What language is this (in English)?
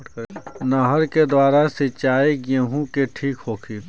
Bhojpuri